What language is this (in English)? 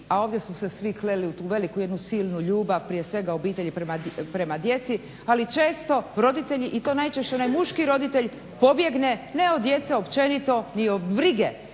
Croatian